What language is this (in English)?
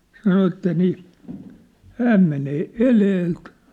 Finnish